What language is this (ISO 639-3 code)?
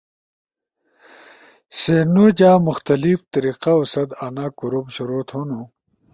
ush